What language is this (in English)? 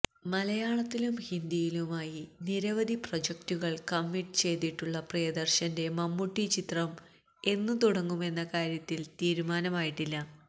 Malayalam